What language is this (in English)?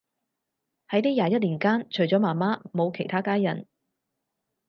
Cantonese